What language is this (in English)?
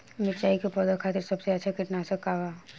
Bhojpuri